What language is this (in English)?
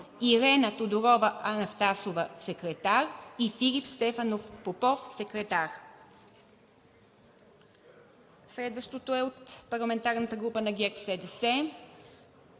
Bulgarian